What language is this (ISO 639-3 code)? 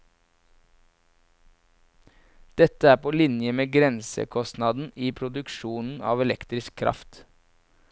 nor